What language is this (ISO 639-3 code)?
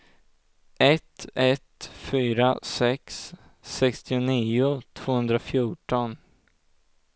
swe